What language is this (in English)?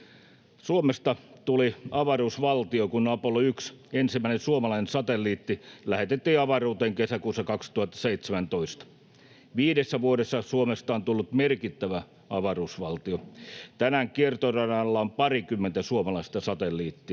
Finnish